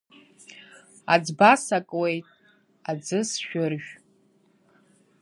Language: Abkhazian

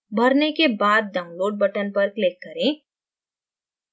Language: Hindi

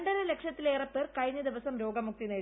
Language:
Malayalam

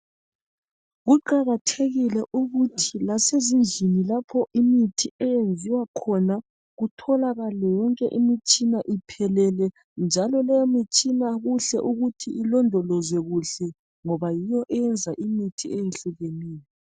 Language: North Ndebele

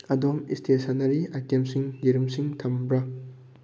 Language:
Manipuri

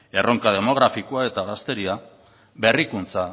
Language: Basque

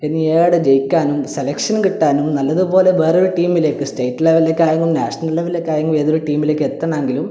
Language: Malayalam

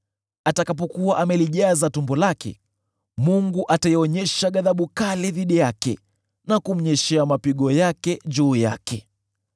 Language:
Swahili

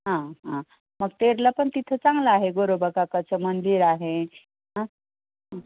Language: Marathi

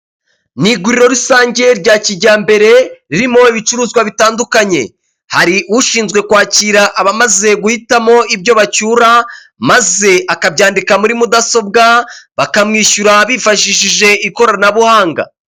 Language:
Kinyarwanda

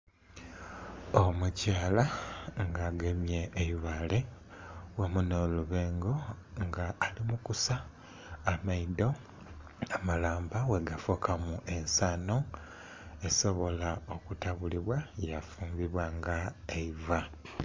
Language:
Soga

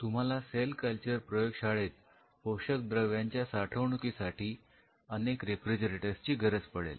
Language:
Marathi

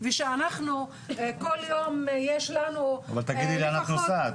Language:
Hebrew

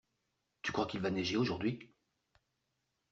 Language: French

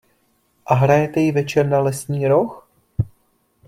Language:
Czech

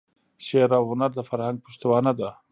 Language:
Pashto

